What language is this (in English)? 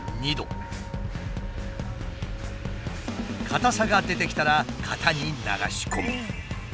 Japanese